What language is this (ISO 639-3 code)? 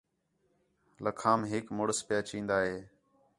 xhe